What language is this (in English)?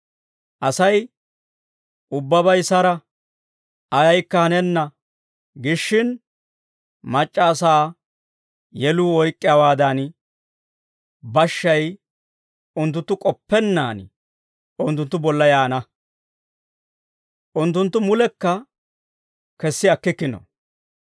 Dawro